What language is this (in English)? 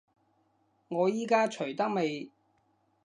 Cantonese